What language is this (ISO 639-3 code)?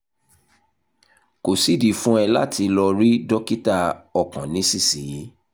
yor